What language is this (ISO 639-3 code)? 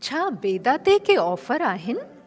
snd